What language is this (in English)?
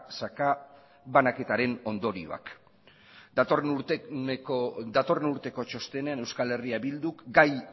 Basque